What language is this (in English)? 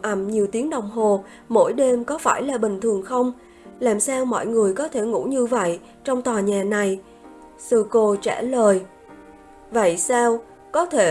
Vietnamese